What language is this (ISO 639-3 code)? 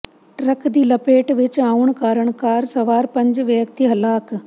pan